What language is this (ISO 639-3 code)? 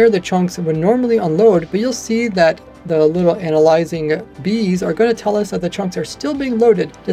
eng